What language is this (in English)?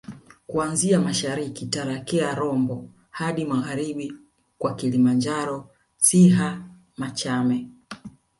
Swahili